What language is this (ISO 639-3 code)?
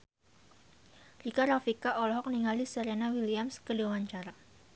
sun